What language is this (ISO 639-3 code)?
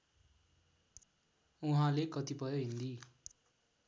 nep